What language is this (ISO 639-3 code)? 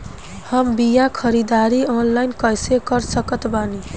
bho